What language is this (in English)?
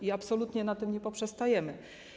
Polish